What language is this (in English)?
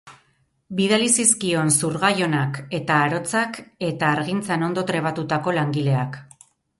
Basque